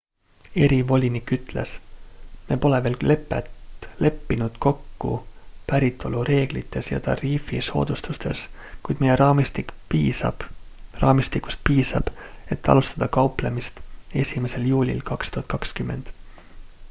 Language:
Estonian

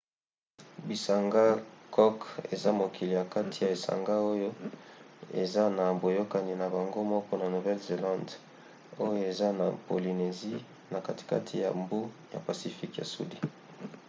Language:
Lingala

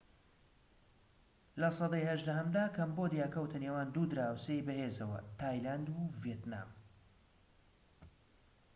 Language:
Central Kurdish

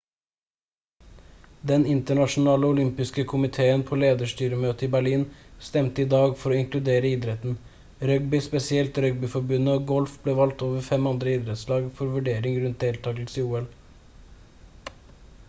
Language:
Norwegian Bokmål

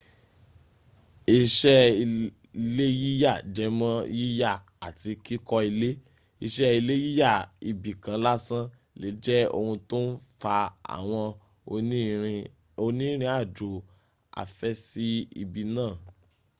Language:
Yoruba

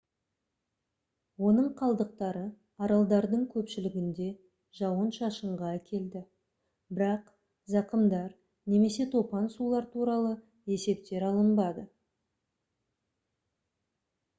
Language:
Kazakh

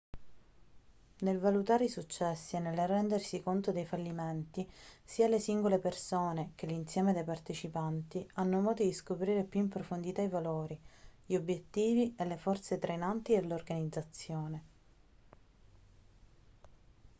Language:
Italian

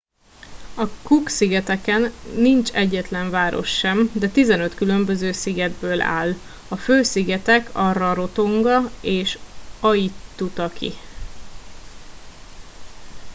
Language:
Hungarian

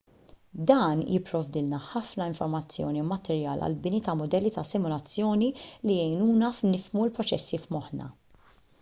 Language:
Maltese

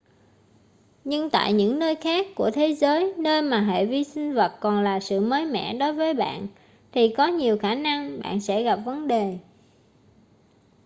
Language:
Vietnamese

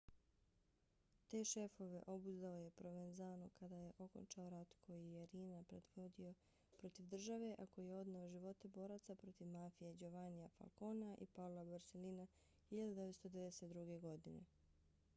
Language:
Bosnian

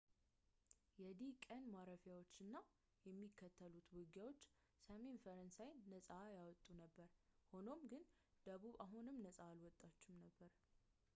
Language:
Amharic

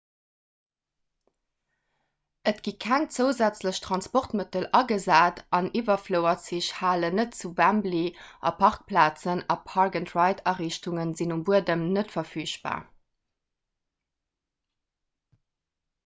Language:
Luxembourgish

